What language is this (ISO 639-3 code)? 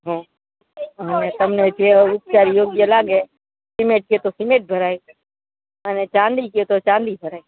guj